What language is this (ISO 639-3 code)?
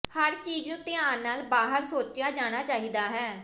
pan